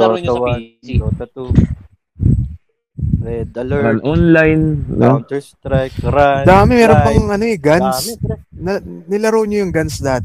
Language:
Filipino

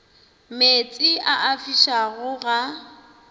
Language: Northern Sotho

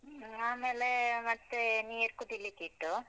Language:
Kannada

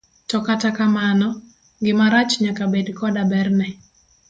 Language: Luo (Kenya and Tanzania)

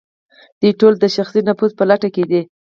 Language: Pashto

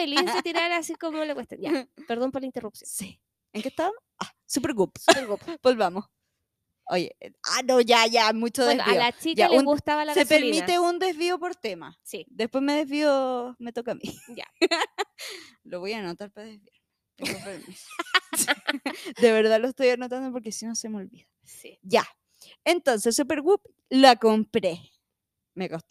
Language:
Spanish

